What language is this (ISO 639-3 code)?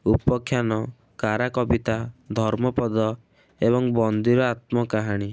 ori